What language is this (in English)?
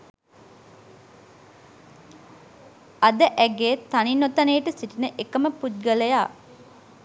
Sinhala